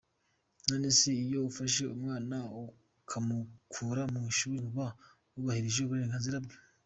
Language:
Kinyarwanda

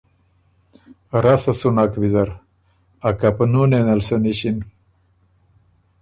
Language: Ormuri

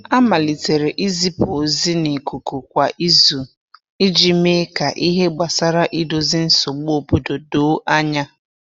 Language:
Igbo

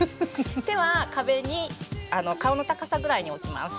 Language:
Japanese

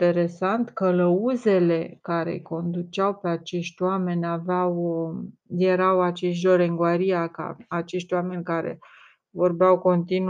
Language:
Romanian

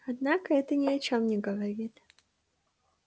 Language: Russian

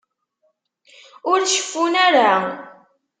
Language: Kabyle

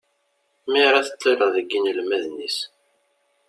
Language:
Kabyle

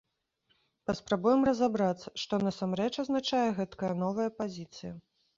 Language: Belarusian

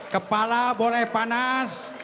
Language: Indonesian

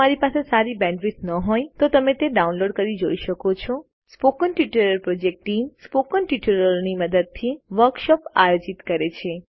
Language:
Gujarati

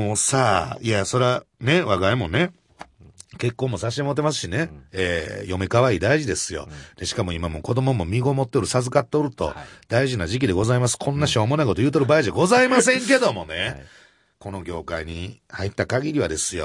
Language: Japanese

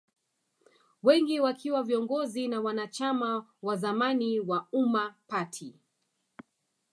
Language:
Swahili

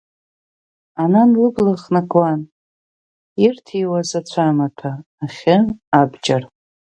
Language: Abkhazian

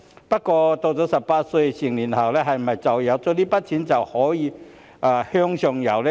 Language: Cantonese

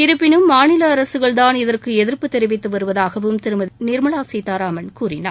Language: Tamil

